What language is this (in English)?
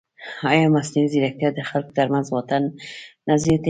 Pashto